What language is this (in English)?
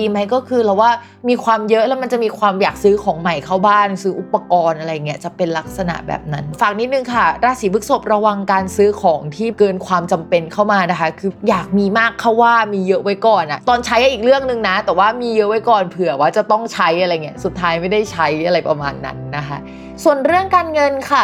Thai